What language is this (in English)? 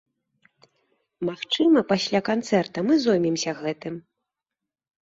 Belarusian